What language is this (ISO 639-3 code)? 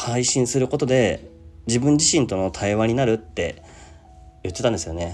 jpn